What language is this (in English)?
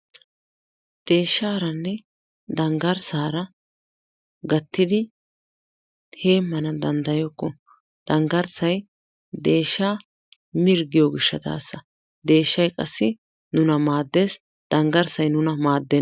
Wolaytta